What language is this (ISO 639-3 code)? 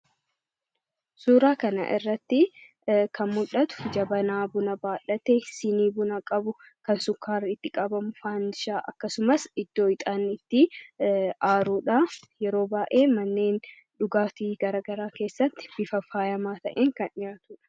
orm